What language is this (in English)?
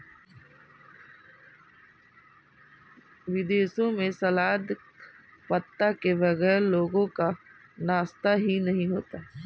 Hindi